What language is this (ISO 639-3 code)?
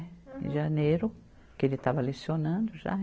por